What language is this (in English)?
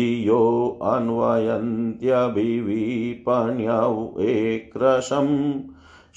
Hindi